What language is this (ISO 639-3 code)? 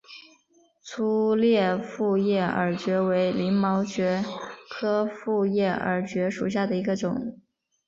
zho